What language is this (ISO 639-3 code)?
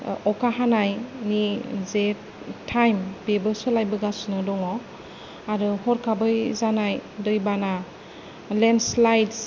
brx